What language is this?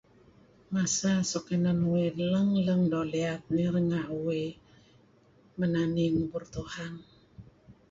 Kelabit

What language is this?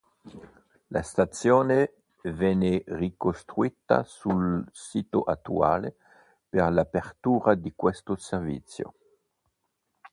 Italian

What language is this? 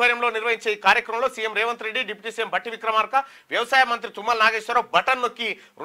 Telugu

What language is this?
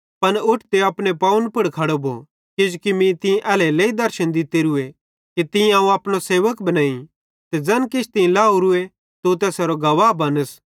Bhadrawahi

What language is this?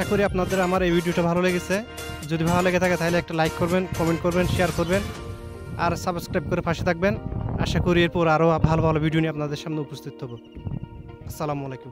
Romanian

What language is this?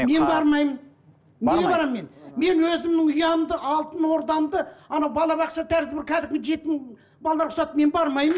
Kazakh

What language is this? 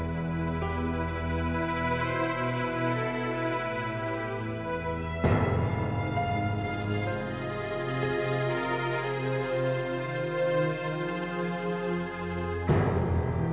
Indonesian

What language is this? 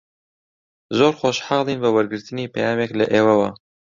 Central Kurdish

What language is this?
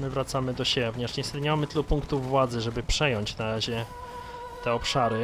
Polish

